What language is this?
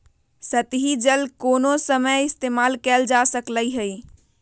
Magahi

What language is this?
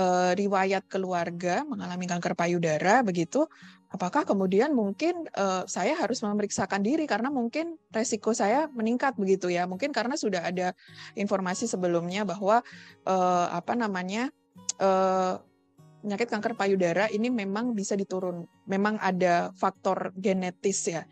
Indonesian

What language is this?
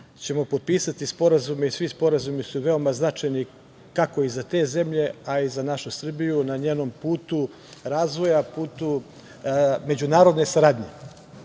Serbian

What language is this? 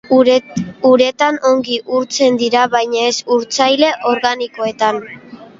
Basque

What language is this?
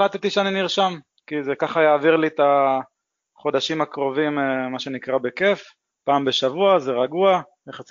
Hebrew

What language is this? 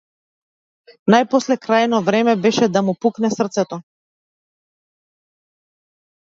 Macedonian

